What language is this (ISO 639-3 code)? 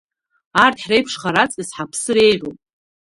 abk